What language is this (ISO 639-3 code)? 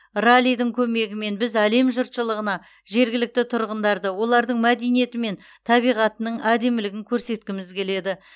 kaz